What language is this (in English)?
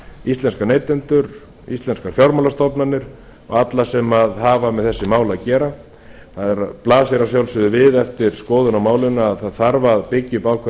Icelandic